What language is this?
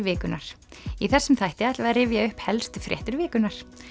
Icelandic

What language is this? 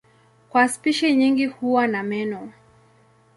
Swahili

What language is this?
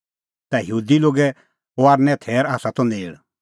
Kullu Pahari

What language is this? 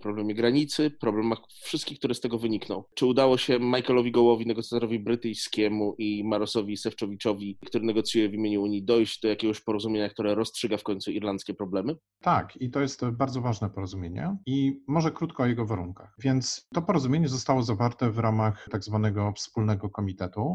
Polish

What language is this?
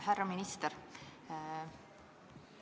Estonian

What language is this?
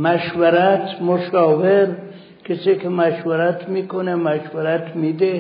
Persian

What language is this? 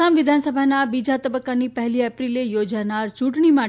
Gujarati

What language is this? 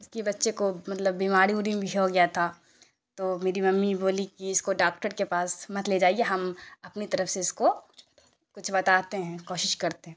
Urdu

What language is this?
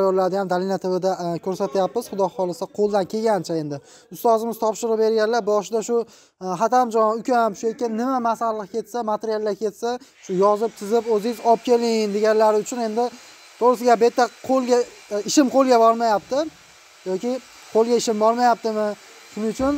Turkish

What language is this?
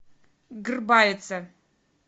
Russian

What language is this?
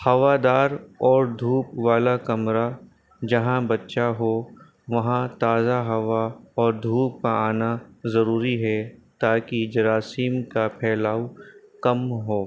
Urdu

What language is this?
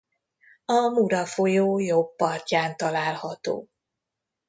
Hungarian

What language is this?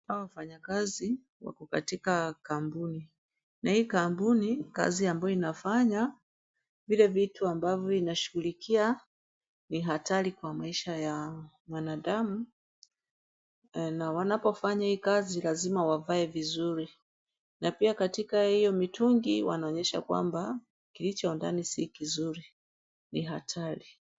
Swahili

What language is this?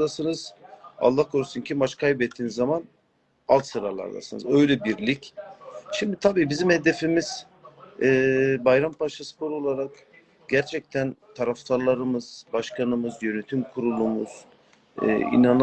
Turkish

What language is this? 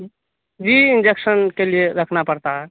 Urdu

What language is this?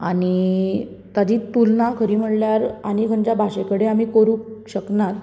Konkani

